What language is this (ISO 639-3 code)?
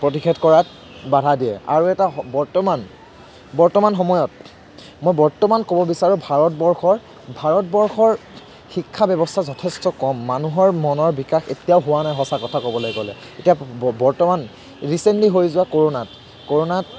asm